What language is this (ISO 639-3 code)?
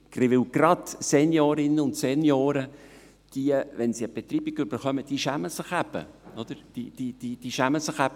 gsw